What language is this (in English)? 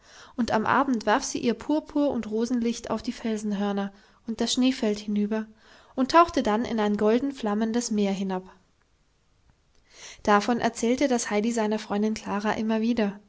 German